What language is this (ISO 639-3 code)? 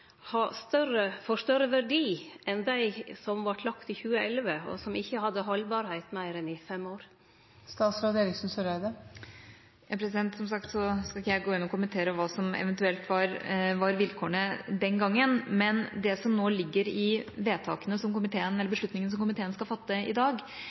nor